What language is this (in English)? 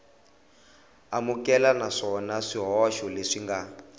Tsonga